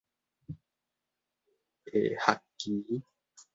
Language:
Min Nan Chinese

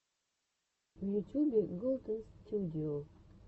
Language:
Russian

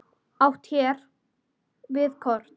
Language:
Icelandic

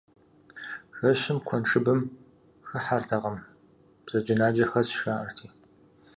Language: Kabardian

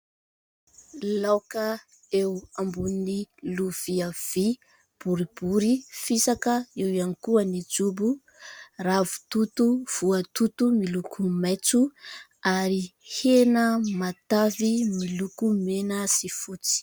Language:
Malagasy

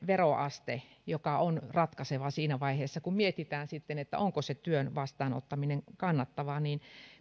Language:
Finnish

